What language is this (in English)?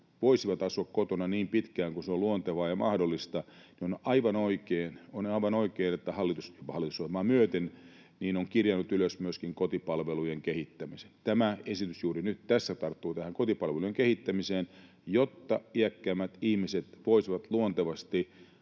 Finnish